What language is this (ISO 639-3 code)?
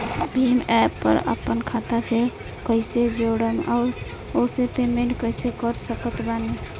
bho